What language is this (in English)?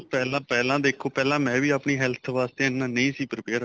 Punjabi